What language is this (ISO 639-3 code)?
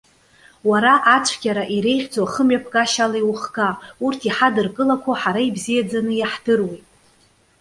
abk